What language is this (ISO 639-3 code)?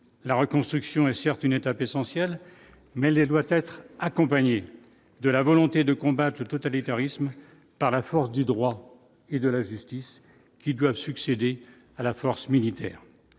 fra